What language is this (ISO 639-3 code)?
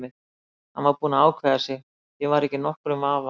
isl